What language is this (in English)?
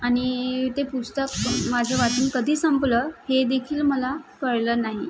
Marathi